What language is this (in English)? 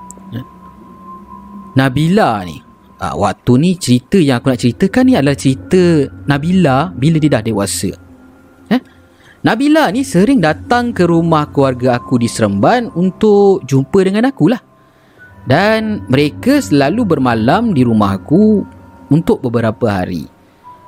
Malay